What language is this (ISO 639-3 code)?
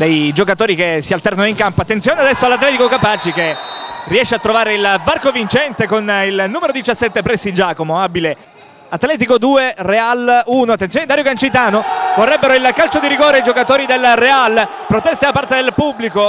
ita